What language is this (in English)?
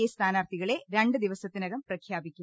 Malayalam